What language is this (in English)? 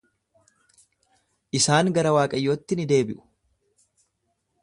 Oromo